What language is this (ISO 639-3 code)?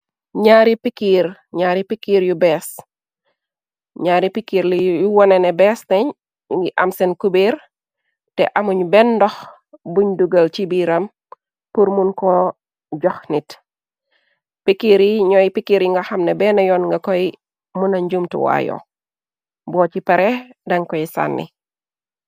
wol